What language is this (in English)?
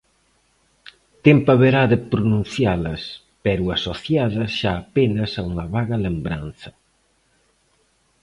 Galician